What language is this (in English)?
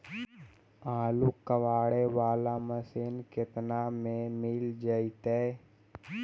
Magahi